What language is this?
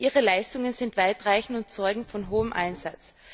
German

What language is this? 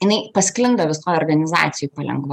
Lithuanian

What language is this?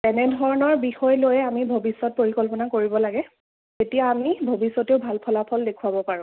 Assamese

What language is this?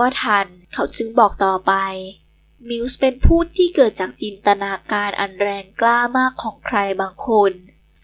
Thai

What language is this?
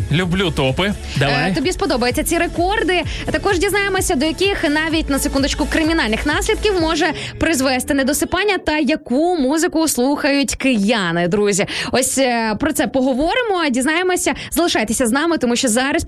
Ukrainian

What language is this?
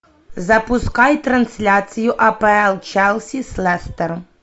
Russian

